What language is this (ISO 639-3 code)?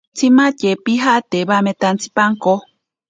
prq